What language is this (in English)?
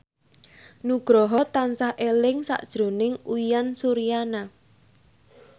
Javanese